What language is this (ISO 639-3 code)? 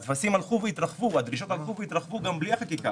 heb